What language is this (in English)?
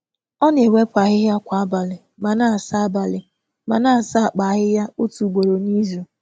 Igbo